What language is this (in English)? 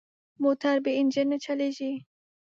Pashto